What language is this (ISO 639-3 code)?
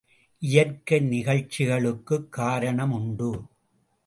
tam